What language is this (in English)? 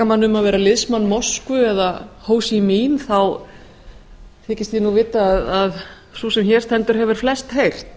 Icelandic